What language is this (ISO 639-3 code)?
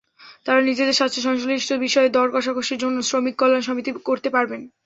ben